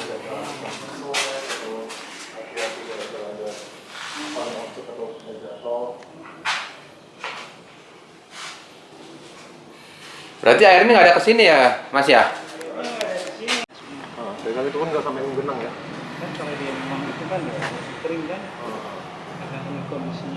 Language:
Indonesian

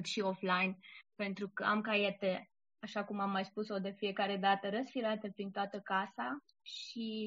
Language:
Romanian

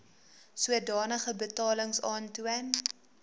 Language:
Afrikaans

